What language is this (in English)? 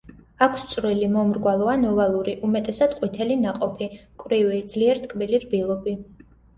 Georgian